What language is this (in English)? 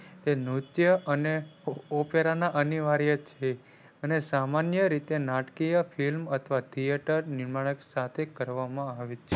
Gujarati